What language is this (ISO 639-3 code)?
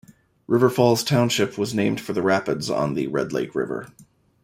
eng